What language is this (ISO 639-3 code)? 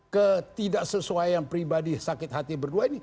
ind